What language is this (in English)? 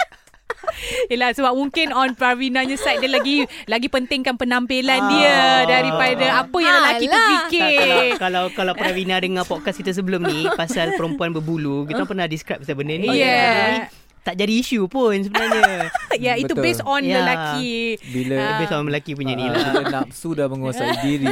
Malay